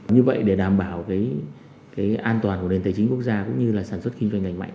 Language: Vietnamese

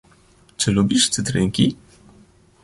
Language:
Polish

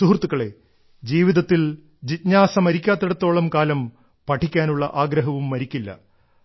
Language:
Malayalam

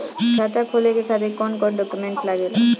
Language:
Bhojpuri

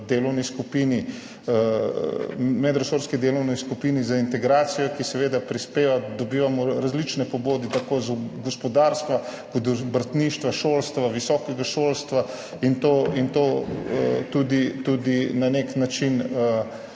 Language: Slovenian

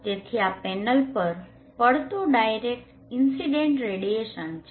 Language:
Gujarati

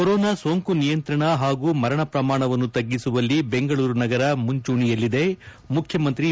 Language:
Kannada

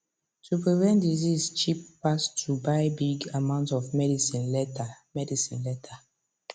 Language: Nigerian Pidgin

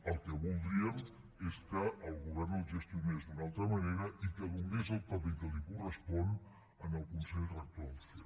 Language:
Catalan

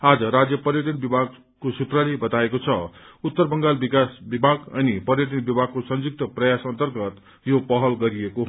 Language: Nepali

